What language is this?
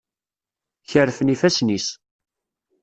Kabyle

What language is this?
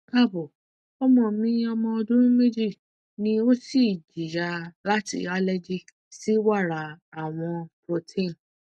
Yoruba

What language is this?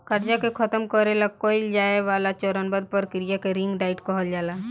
Bhojpuri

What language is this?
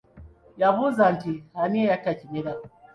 Ganda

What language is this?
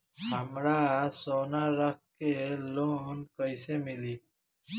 Bhojpuri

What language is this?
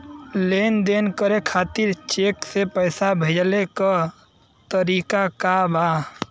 Bhojpuri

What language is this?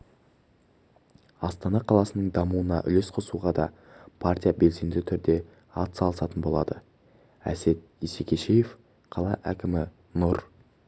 Kazakh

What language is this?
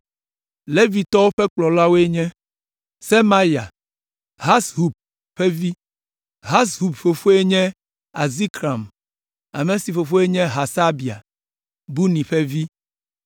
Ewe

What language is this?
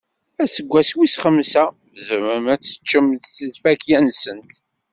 Kabyle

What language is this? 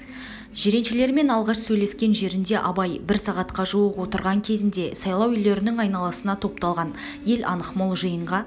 Kazakh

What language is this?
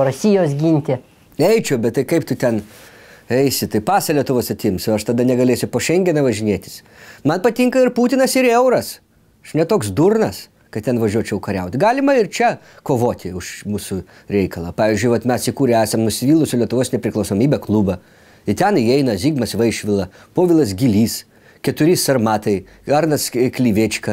Russian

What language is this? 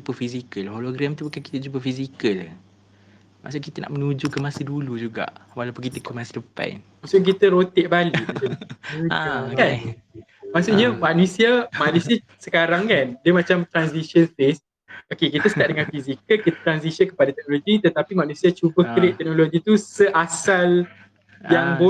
Malay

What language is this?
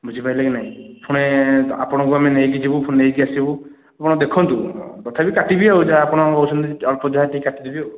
Odia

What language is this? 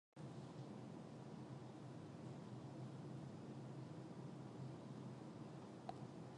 Catalan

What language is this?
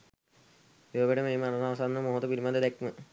Sinhala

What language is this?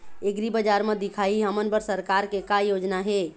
Chhattisgarhi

